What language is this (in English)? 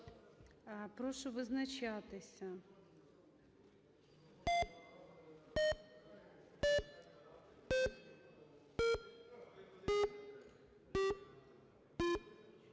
Ukrainian